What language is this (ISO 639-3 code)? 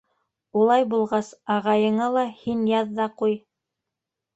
bak